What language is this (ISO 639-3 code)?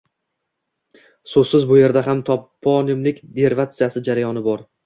uzb